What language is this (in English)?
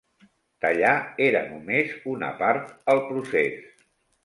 Catalan